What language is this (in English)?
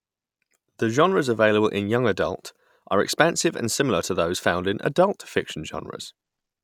English